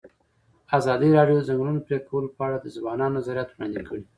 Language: Pashto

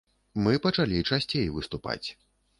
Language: Belarusian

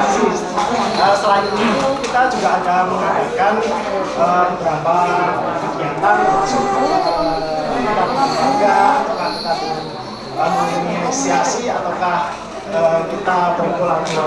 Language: Indonesian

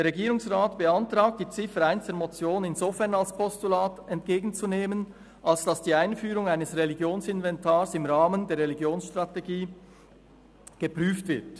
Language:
Swiss German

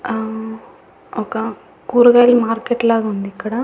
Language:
Telugu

